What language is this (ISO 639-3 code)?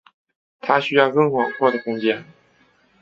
zho